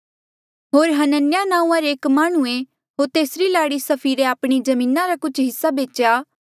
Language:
Mandeali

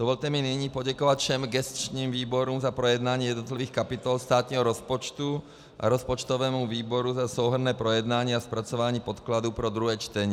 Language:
Czech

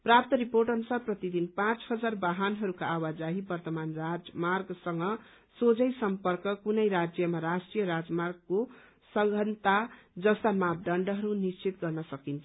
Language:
Nepali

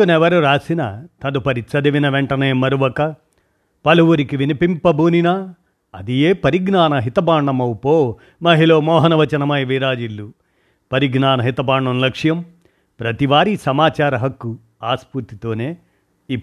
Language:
Telugu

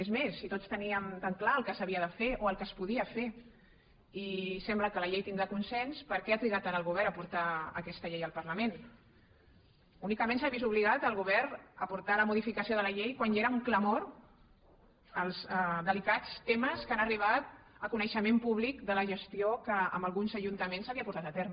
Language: Catalan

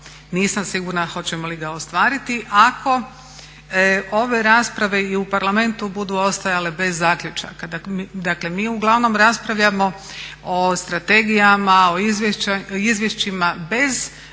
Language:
Croatian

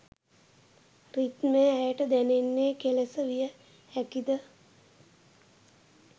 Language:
Sinhala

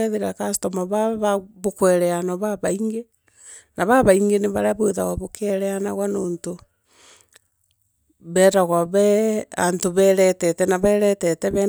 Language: Meru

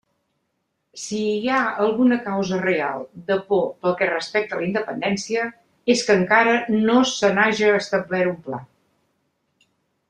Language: Catalan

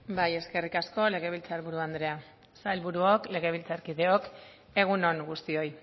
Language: Basque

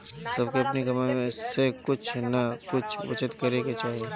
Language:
Bhojpuri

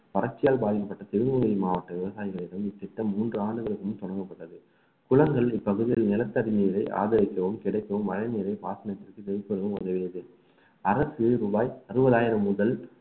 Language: Tamil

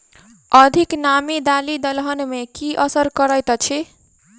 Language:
Maithili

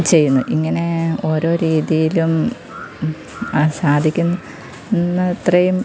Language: Malayalam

